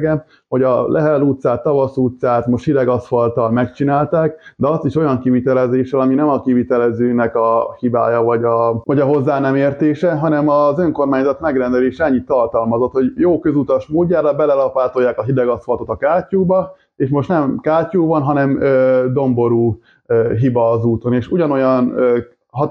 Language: Hungarian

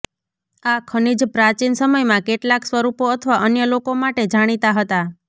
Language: Gujarati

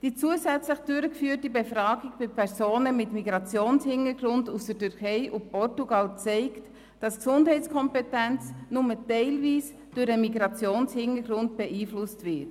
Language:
Swiss German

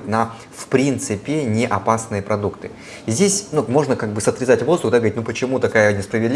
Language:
Russian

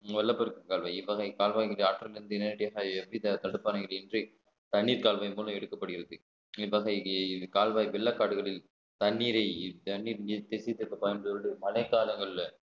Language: Tamil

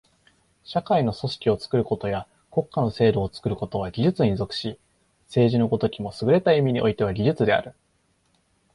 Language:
Japanese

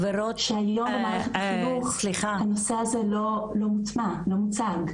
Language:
Hebrew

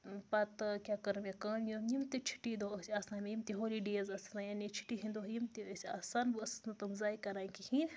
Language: Kashmiri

